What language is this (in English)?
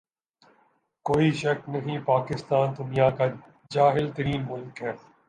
Urdu